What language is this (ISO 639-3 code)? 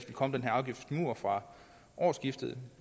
dan